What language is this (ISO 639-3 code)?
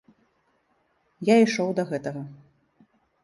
bel